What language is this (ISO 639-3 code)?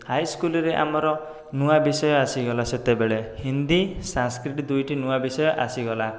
ori